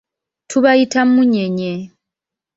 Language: Ganda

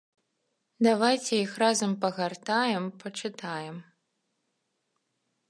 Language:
Belarusian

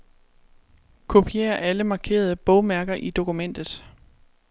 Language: Danish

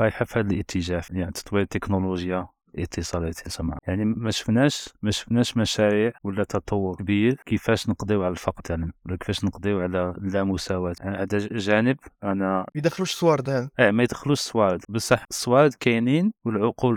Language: Arabic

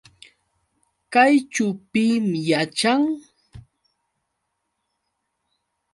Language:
Yauyos Quechua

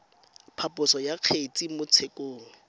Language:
Tswana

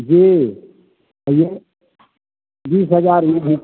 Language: Maithili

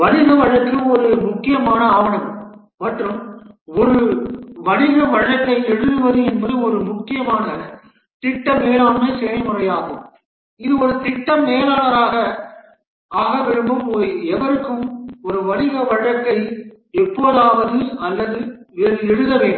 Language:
Tamil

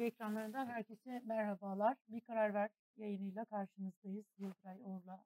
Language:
Turkish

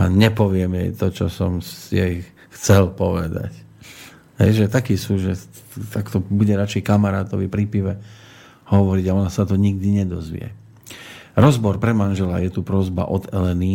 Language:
Slovak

